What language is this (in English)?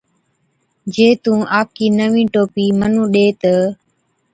Od